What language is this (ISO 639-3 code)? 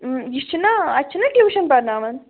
kas